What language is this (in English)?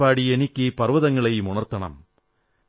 Malayalam